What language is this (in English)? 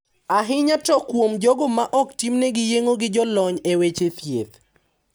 Luo (Kenya and Tanzania)